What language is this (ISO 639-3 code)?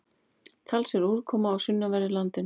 isl